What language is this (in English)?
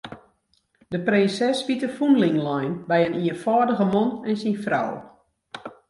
Western Frisian